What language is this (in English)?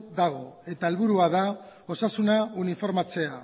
Basque